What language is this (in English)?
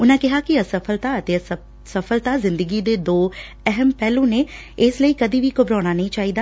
Punjabi